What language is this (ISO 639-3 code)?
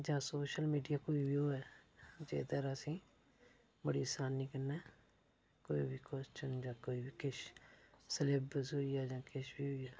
doi